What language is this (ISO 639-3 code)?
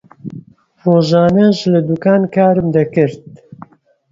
ckb